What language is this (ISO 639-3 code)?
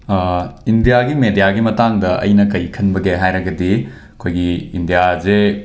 mni